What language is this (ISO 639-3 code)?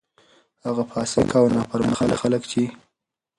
pus